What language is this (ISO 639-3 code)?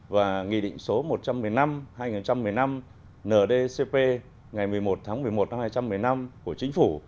vie